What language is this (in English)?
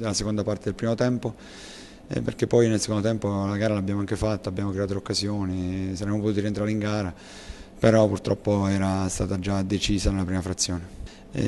Italian